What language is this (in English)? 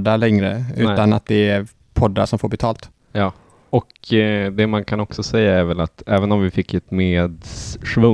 Swedish